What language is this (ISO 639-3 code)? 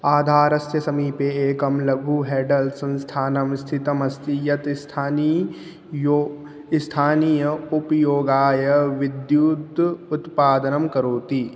san